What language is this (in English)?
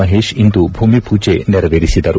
Kannada